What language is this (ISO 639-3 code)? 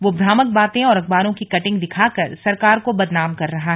hin